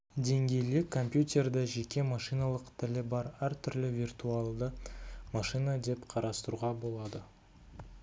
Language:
Kazakh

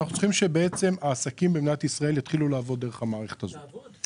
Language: Hebrew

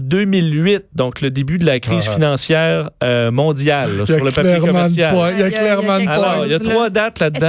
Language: French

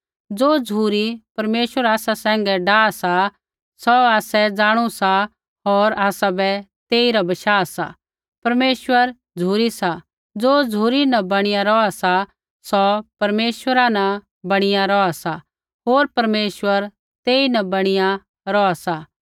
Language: Kullu Pahari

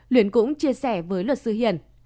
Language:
Vietnamese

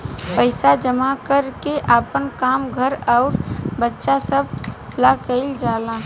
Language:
Bhojpuri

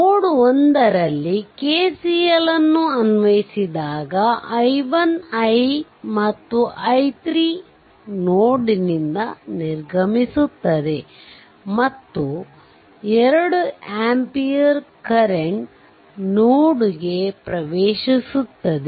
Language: Kannada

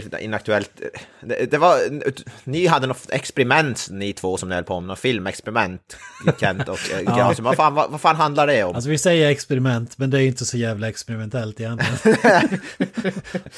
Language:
Swedish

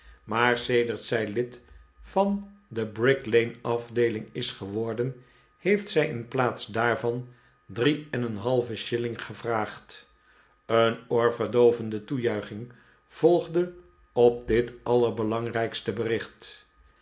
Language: Dutch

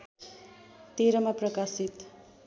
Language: Nepali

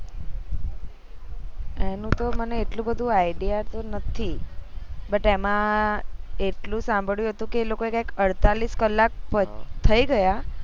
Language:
Gujarati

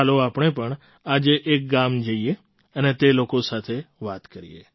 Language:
Gujarati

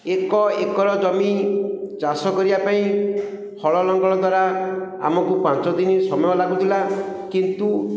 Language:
Odia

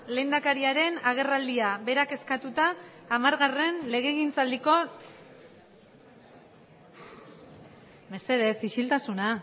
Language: Basque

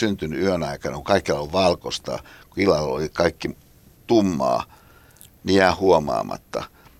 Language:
Finnish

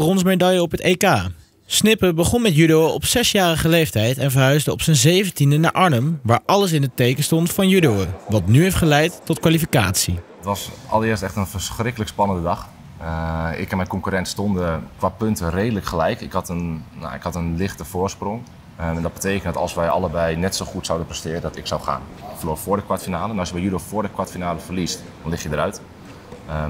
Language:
Dutch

